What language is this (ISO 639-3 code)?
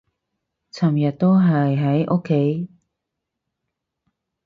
yue